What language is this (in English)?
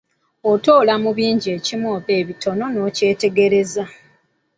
Ganda